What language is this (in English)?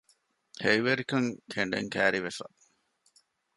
Divehi